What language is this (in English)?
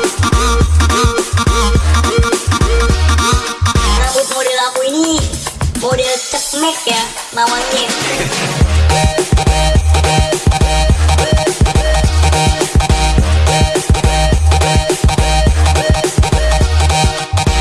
Indonesian